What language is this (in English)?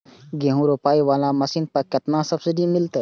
Maithili